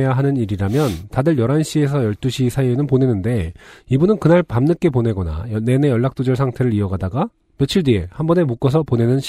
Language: Korean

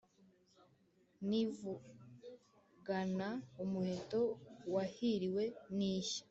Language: Kinyarwanda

